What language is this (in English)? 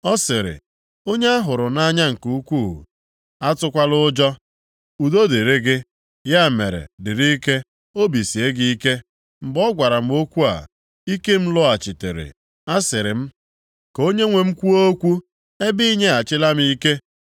Igbo